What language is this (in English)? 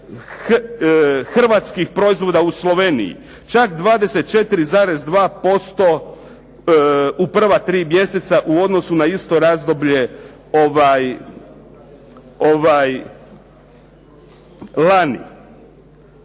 Croatian